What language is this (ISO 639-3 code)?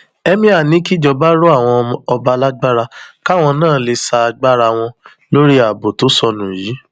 yor